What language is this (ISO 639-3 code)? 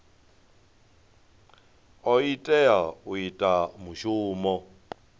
ven